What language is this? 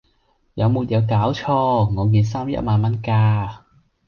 Cantonese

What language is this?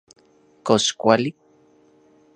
Central Puebla Nahuatl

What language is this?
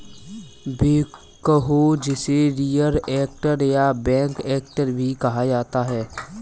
Hindi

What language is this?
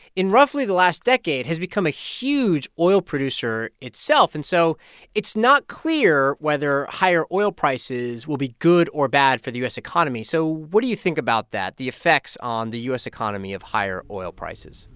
English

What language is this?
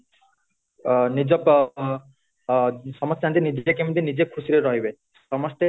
Odia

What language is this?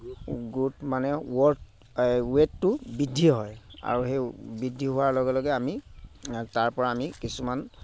Assamese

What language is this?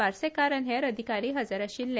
Konkani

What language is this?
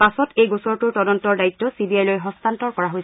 Assamese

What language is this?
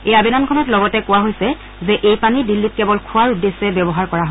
Assamese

